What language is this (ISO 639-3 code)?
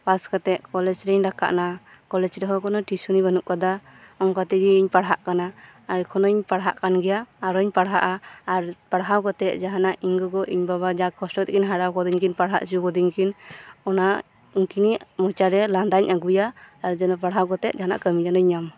sat